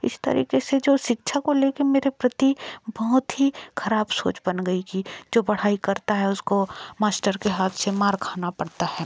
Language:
Hindi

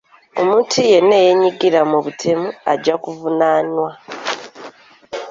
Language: Ganda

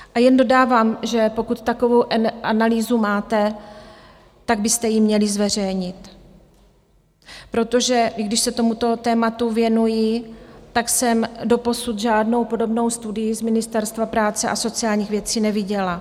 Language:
Czech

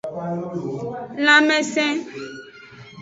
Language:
Aja (Benin)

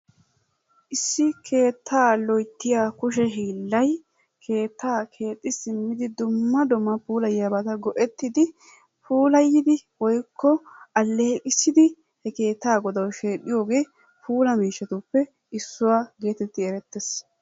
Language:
Wolaytta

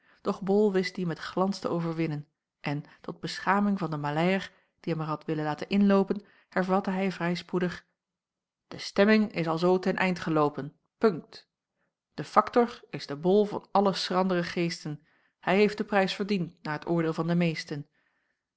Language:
Dutch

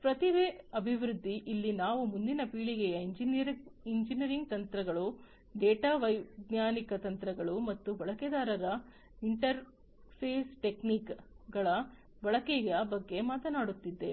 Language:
Kannada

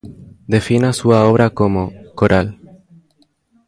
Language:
Galician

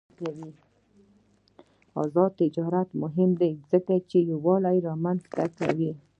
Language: Pashto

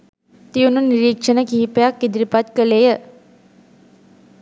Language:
Sinhala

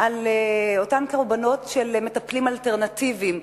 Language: Hebrew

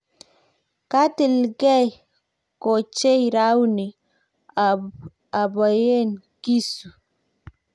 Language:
Kalenjin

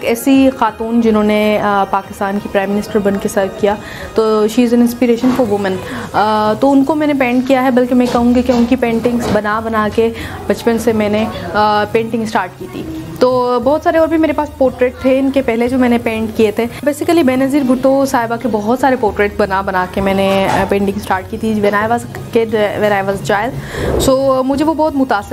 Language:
Hindi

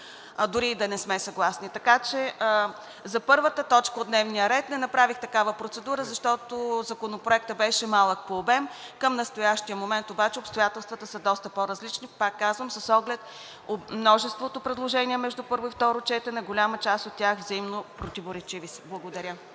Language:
Bulgarian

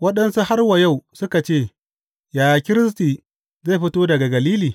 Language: Hausa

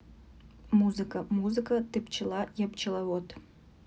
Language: Russian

